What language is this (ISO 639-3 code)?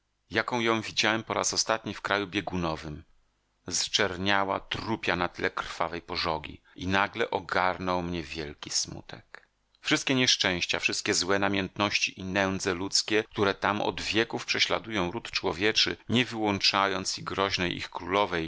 pol